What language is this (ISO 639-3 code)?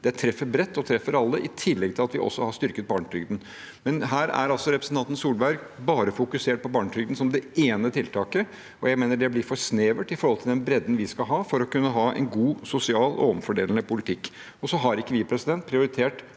nor